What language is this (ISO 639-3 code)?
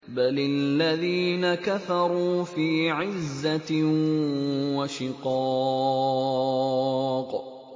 ara